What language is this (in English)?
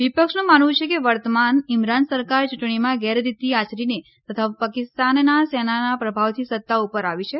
Gujarati